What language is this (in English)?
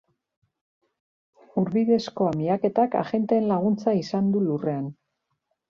Basque